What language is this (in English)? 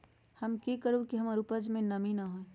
Magahi